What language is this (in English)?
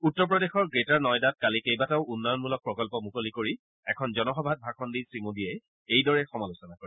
Assamese